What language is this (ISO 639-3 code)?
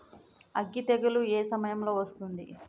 tel